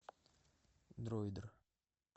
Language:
Russian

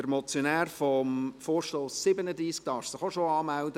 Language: Swiss German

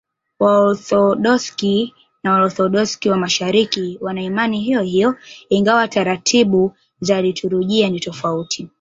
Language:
Swahili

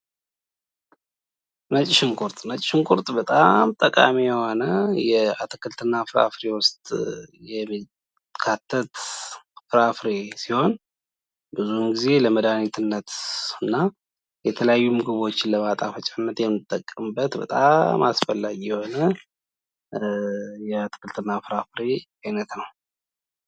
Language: Amharic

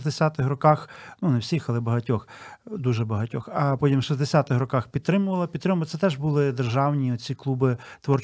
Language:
Ukrainian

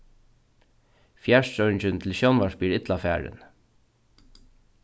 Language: Faroese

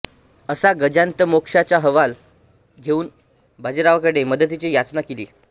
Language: Marathi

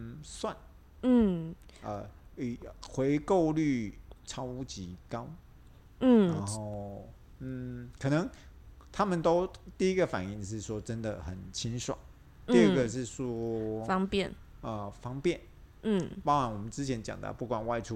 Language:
Chinese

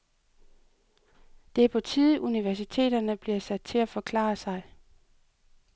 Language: Danish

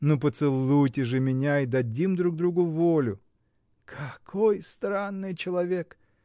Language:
Russian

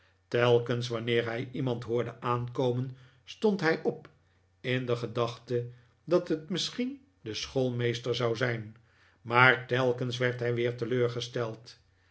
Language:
Dutch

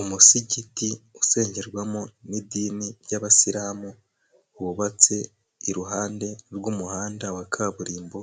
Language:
Kinyarwanda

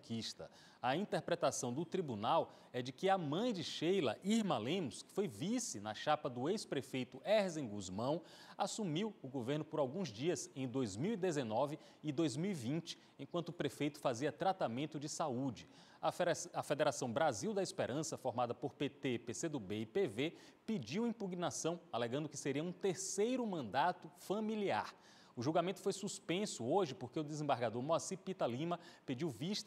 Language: Portuguese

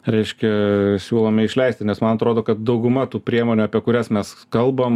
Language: Lithuanian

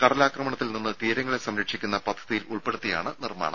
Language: Malayalam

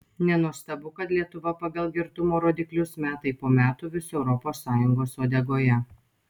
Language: Lithuanian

